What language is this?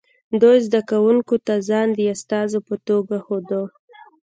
Pashto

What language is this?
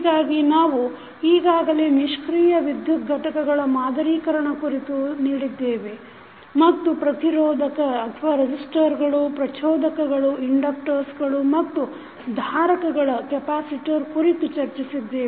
Kannada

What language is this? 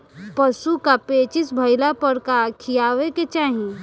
Bhojpuri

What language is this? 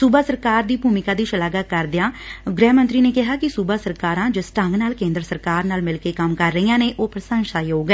Punjabi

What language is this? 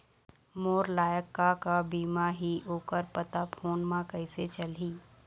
Chhattisgarhi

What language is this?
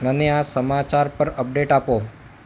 Gujarati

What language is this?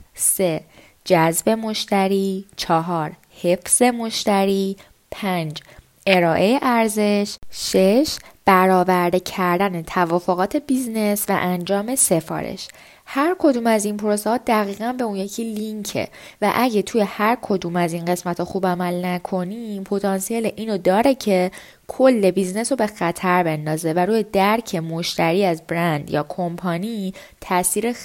Persian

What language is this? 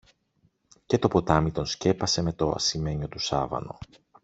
Greek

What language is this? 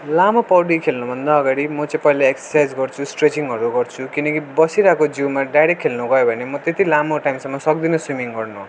Nepali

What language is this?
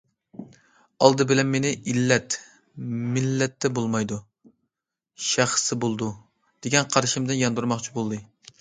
Uyghur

